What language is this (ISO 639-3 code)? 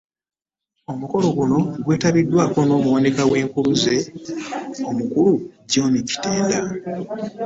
lug